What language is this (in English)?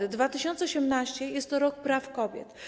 Polish